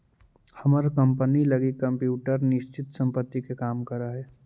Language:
Magahi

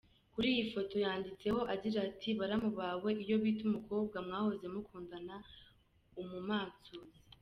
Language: Kinyarwanda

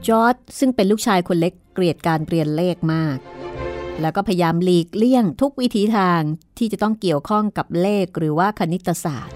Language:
Thai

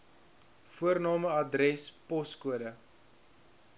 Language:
Afrikaans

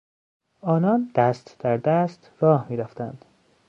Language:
Persian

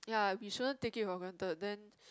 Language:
English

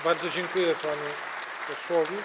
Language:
Polish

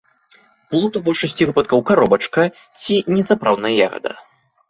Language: Belarusian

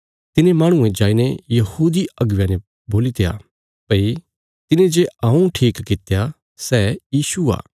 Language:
Bilaspuri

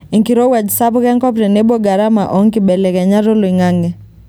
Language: Masai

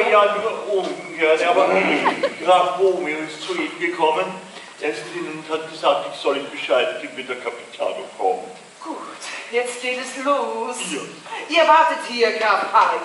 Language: German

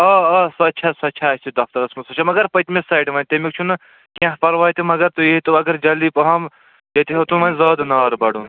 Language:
Kashmiri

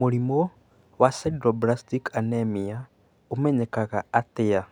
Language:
Kikuyu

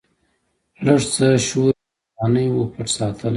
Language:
Pashto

